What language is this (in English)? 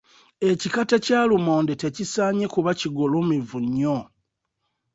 Ganda